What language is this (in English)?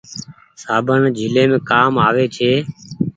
Goaria